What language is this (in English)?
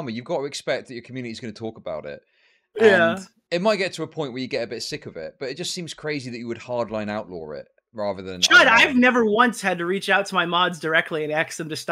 English